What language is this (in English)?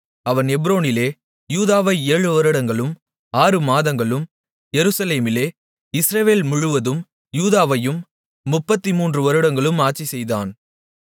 Tamil